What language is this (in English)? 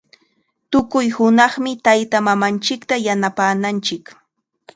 Chiquián Ancash Quechua